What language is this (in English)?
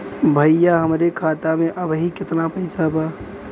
Bhojpuri